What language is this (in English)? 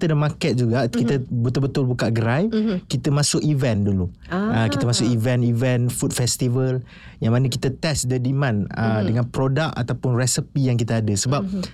Malay